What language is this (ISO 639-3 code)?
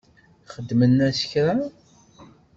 kab